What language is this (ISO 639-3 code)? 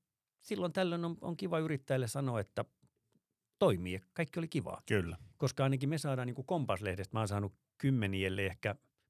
fin